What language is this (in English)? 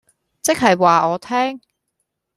Cantonese